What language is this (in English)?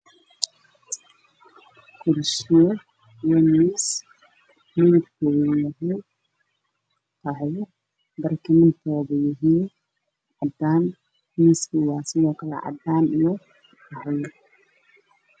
Somali